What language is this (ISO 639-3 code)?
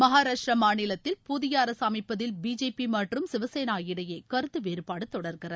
tam